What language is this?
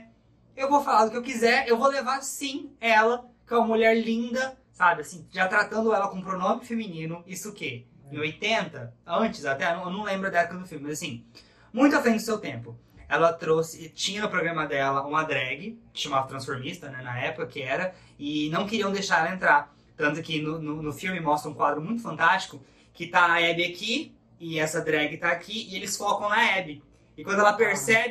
Portuguese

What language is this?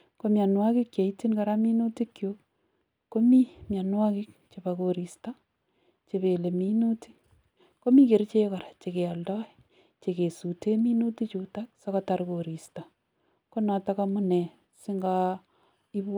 Kalenjin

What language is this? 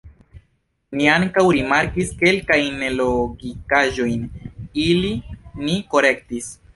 Esperanto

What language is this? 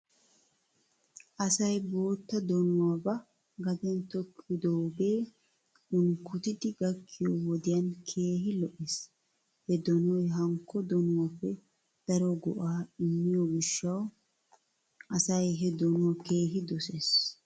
Wolaytta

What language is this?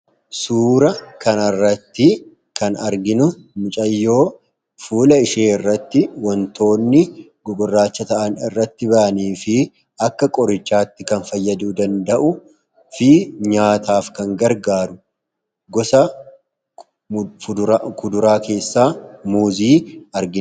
Oromo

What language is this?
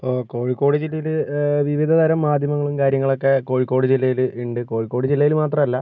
Malayalam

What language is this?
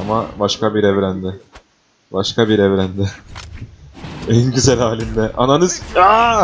Turkish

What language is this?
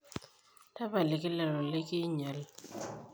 Masai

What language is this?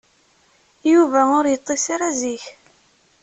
Kabyle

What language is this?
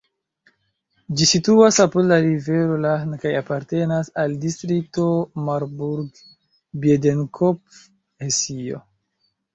Esperanto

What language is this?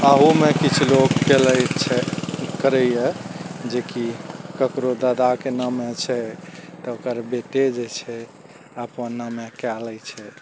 Maithili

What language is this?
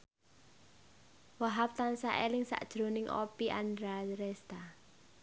Javanese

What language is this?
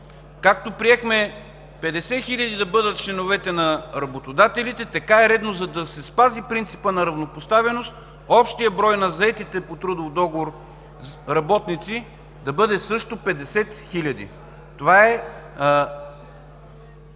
Bulgarian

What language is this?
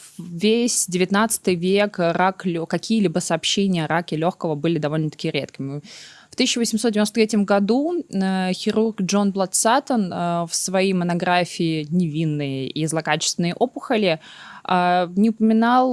Russian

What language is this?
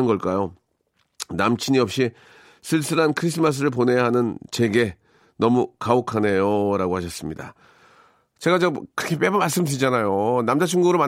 Korean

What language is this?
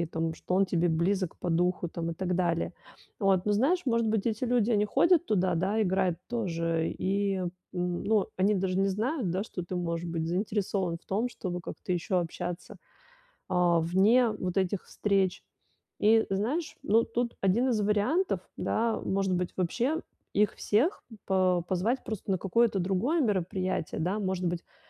Russian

